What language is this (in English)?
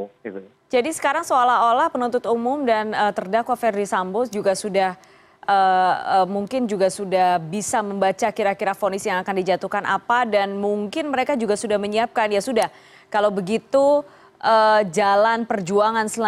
Indonesian